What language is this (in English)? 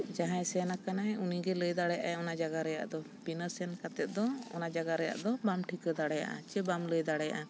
Santali